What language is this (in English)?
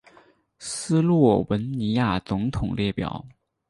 Chinese